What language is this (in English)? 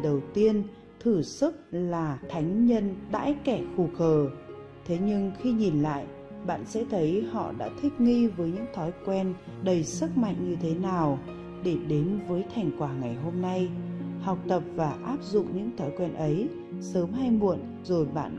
Vietnamese